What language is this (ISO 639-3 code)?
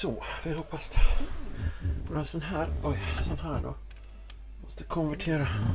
swe